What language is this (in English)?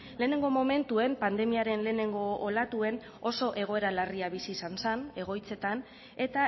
Basque